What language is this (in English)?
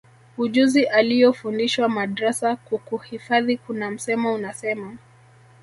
Swahili